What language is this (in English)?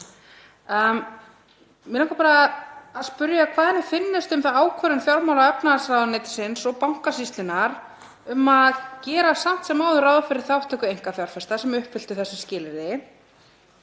Icelandic